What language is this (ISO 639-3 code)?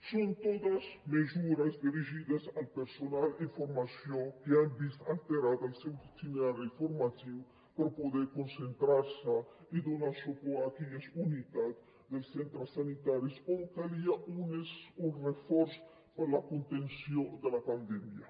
cat